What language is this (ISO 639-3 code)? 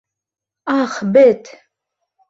bak